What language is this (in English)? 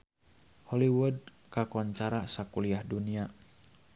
Sundanese